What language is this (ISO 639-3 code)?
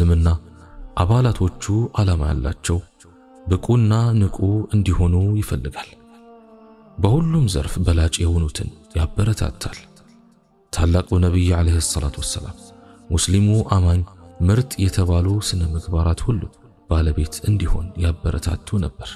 ara